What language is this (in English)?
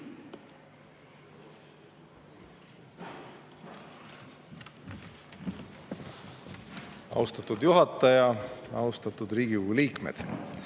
Estonian